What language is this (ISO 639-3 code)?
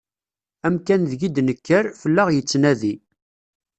kab